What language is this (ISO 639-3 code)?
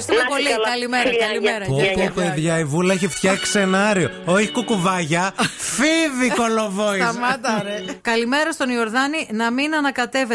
ell